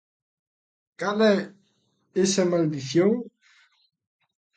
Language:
Galician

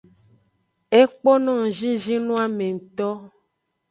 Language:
Aja (Benin)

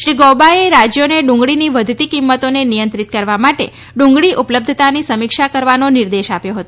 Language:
Gujarati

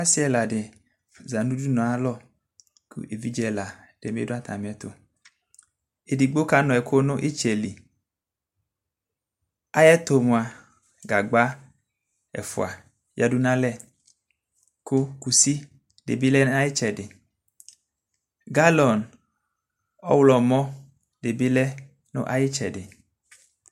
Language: Ikposo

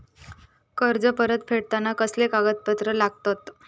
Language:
Marathi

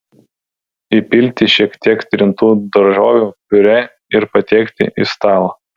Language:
Lithuanian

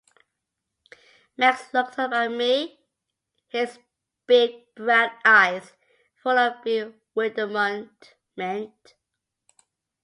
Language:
English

